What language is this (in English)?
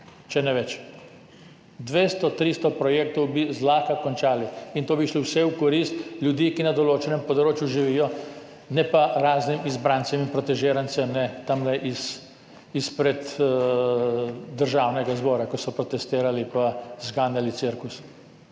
Slovenian